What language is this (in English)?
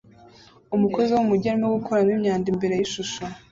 Kinyarwanda